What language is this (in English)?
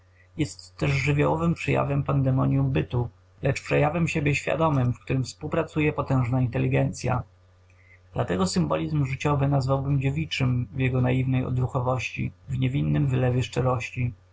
Polish